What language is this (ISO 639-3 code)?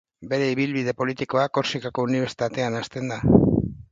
eus